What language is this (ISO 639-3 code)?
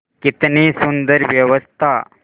hin